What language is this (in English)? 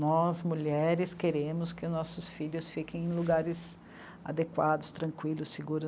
Portuguese